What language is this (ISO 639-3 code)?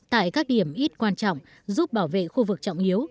vie